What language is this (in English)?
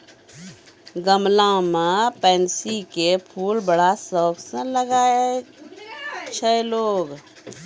Maithili